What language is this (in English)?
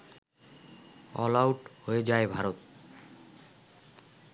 Bangla